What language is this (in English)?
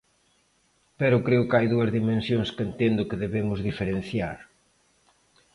Galician